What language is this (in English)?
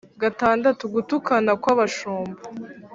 Kinyarwanda